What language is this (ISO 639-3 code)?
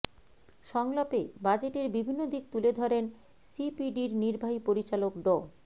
ben